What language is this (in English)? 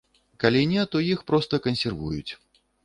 Belarusian